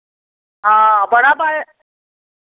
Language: Dogri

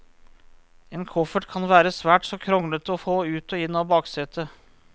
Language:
Norwegian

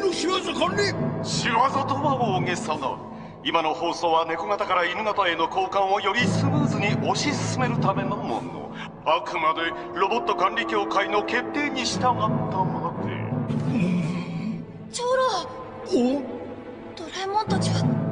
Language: Japanese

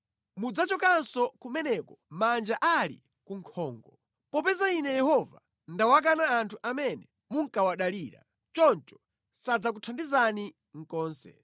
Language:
Nyanja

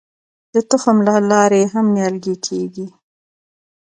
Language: Pashto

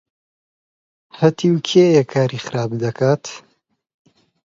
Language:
Central Kurdish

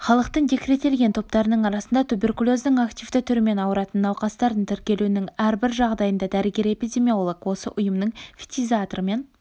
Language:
Kazakh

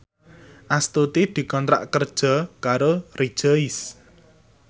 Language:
Javanese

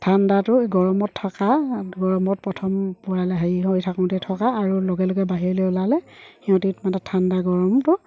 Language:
Assamese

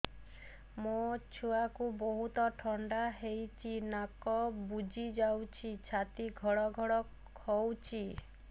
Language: Odia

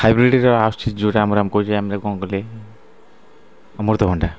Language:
Odia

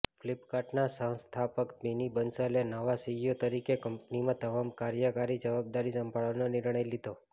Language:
Gujarati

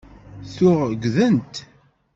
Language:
Kabyle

